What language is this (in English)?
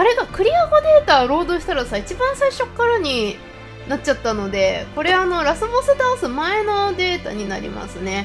Japanese